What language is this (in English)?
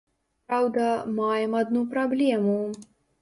Belarusian